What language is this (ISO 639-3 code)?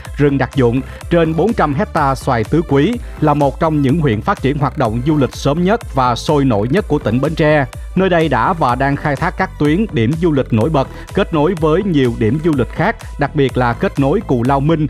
vie